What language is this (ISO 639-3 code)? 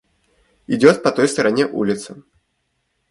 rus